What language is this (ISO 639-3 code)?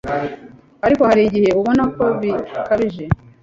kin